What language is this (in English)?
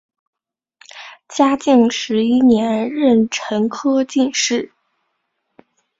Chinese